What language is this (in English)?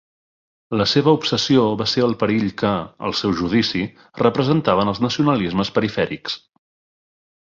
Catalan